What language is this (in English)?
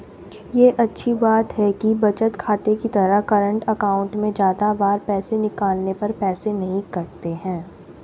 Hindi